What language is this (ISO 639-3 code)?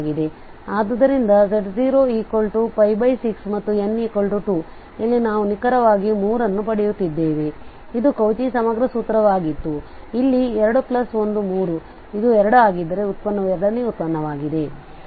kan